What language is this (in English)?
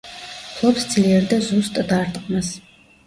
Georgian